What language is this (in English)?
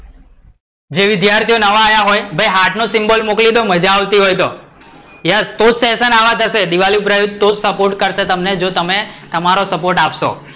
Gujarati